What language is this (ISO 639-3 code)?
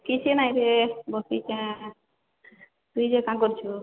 ori